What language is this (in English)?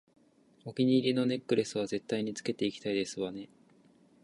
Japanese